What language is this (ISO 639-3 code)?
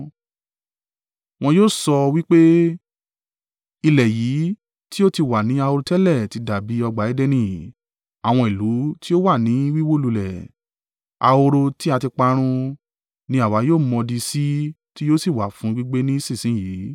yor